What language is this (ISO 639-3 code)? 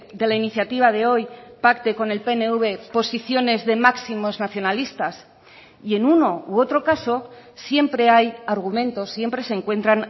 spa